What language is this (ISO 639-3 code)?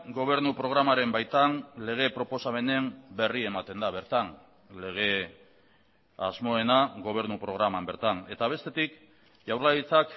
eus